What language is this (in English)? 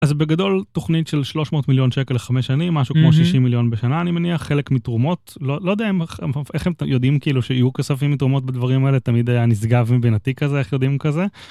Hebrew